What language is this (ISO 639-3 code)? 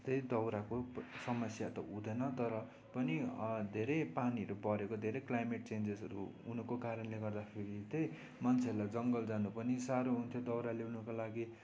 nep